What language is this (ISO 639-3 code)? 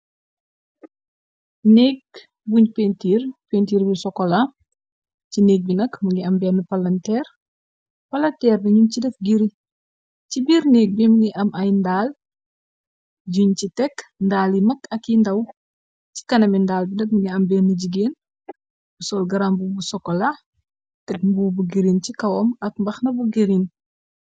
wol